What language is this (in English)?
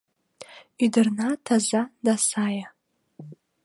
Mari